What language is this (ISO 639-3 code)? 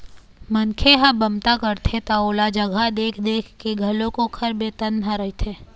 hne